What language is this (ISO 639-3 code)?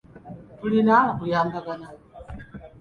lug